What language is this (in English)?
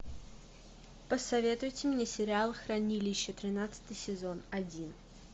Russian